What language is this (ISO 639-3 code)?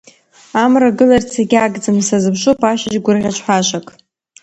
abk